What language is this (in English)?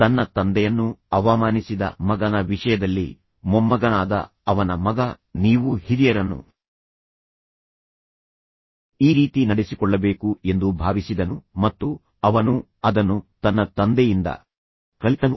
Kannada